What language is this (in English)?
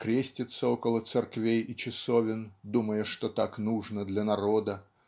Russian